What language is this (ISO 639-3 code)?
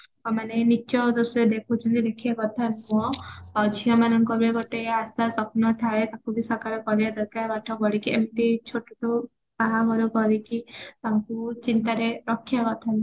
ori